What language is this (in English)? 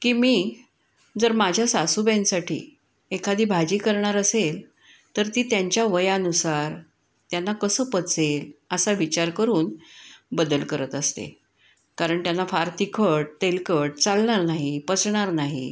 Marathi